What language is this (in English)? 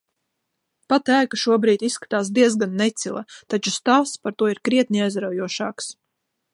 Latvian